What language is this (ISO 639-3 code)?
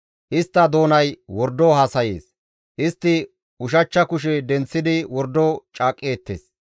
gmv